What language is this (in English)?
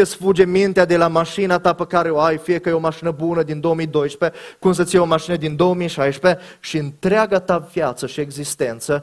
Romanian